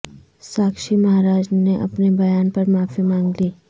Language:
Urdu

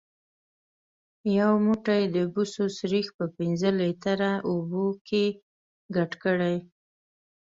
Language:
Pashto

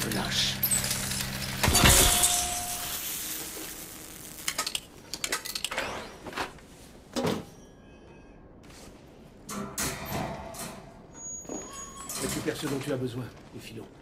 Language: French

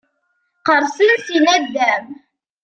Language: Kabyle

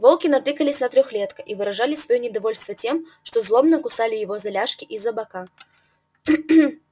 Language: Russian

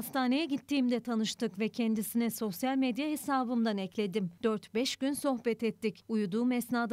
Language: Turkish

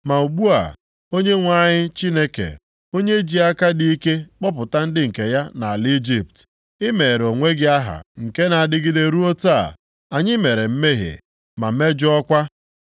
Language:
Igbo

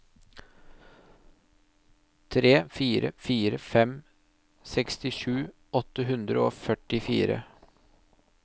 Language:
Norwegian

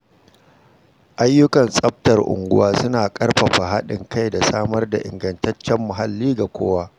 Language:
Hausa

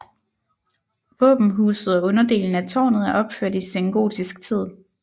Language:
Danish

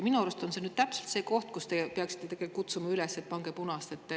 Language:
Estonian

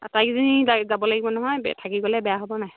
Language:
Assamese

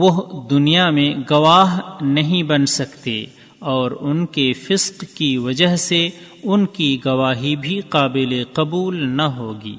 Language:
Urdu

